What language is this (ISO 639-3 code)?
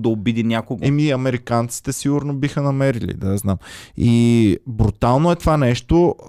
bul